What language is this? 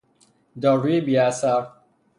Persian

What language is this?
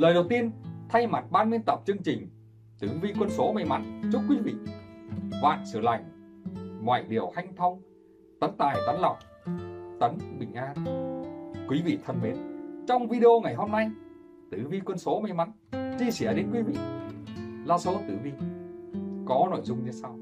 Vietnamese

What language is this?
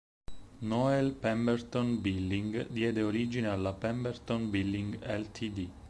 Italian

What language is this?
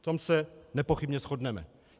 Czech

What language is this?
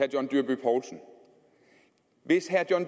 Danish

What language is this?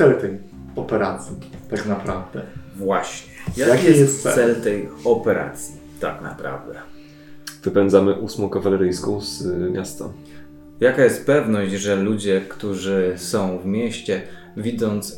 Polish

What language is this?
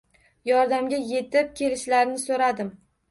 Uzbek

